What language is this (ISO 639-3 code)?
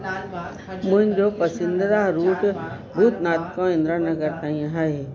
snd